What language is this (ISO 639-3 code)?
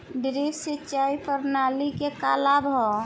bho